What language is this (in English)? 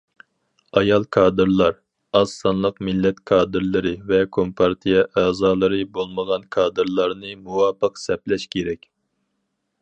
Uyghur